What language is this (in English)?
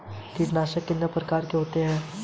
Hindi